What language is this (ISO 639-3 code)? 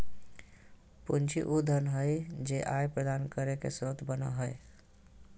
mag